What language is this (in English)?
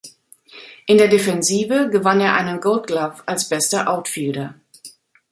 German